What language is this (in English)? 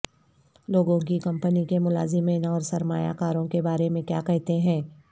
Urdu